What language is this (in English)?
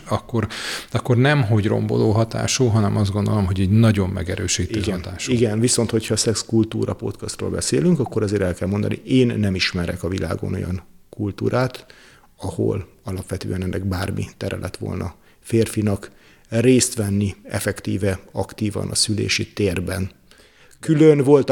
Hungarian